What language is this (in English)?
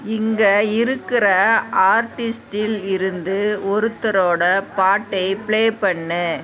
Tamil